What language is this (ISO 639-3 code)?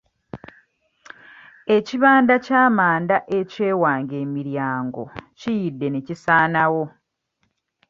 lug